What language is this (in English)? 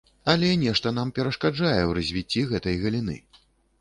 Belarusian